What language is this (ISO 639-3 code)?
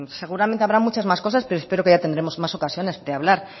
spa